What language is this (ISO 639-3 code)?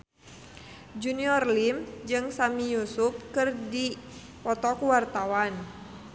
sun